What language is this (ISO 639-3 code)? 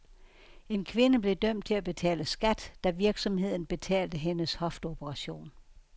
dan